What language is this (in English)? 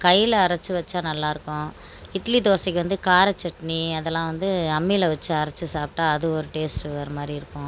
Tamil